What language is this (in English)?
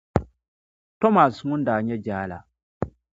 Dagbani